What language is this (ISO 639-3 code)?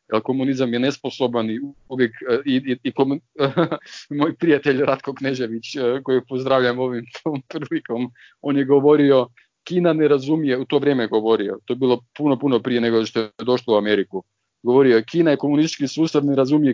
hrv